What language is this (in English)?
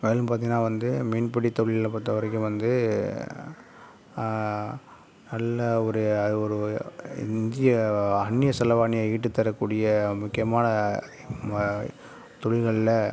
Tamil